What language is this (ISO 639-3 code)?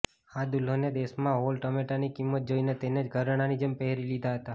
guj